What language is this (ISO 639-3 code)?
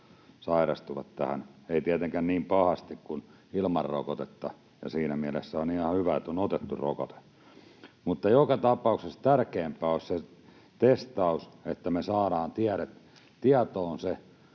fin